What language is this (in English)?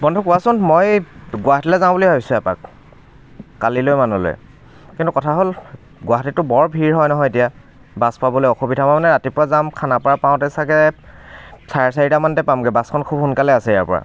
Assamese